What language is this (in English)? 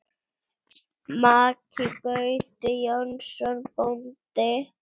Icelandic